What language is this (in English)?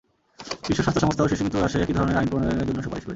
Bangla